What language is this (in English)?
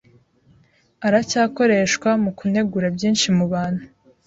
Kinyarwanda